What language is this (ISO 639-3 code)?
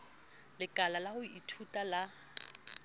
sot